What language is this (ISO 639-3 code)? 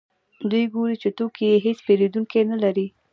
pus